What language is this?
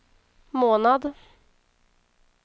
Swedish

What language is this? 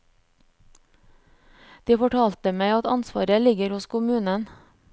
Norwegian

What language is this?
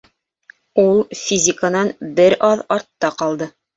Bashkir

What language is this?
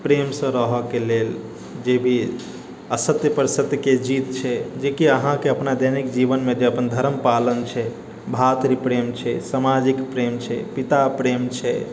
Maithili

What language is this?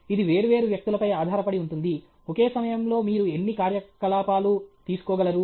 Telugu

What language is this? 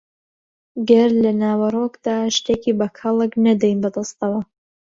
Central Kurdish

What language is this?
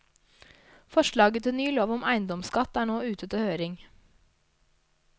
Norwegian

